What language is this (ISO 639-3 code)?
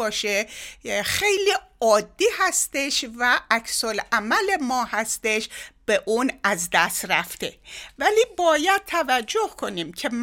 fas